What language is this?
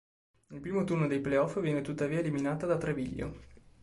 Italian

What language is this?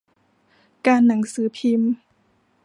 Thai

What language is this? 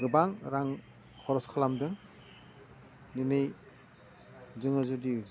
Bodo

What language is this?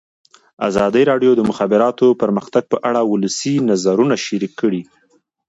Pashto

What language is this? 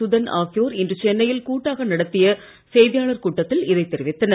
Tamil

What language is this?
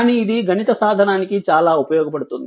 Telugu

